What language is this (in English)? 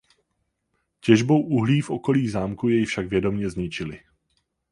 Czech